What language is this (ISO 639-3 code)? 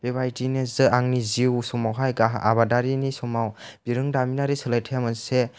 brx